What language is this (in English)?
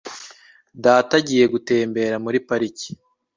Kinyarwanda